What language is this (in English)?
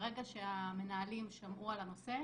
Hebrew